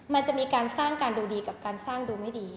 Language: Thai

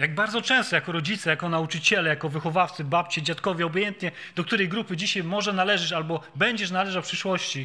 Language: Polish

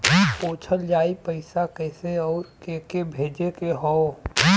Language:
Bhojpuri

